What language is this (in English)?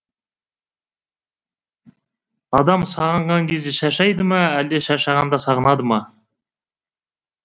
Kazakh